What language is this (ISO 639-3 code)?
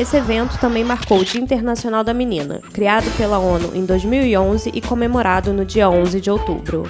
por